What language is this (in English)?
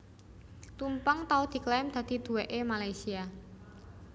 Javanese